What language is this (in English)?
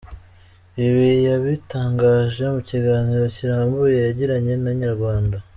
Kinyarwanda